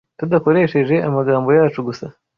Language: Kinyarwanda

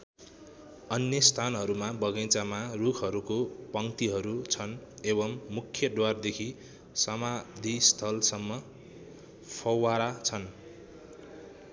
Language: Nepali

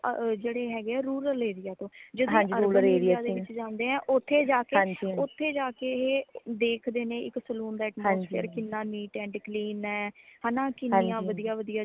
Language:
Punjabi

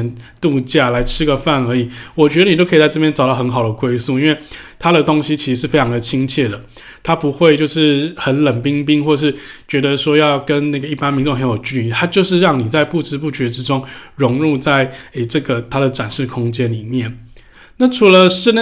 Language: Chinese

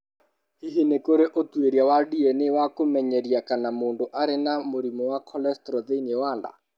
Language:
Kikuyu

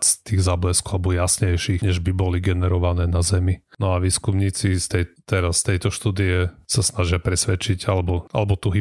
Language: Slovak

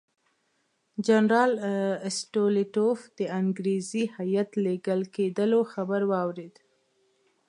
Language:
Pashto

